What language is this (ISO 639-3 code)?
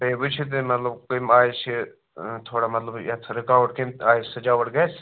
kas